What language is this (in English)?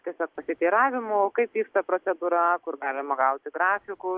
Lithuanian